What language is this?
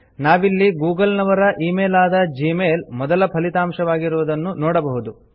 Kannada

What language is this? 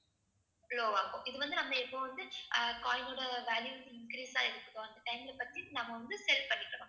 Tamil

